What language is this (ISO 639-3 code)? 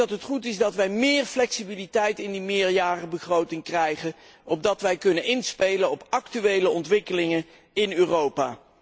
nld